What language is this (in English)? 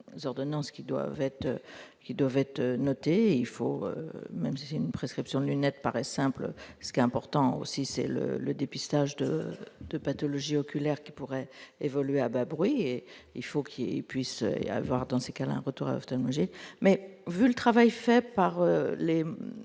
French